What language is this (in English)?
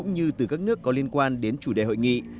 Vietnamese